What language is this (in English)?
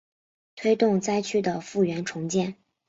Chinese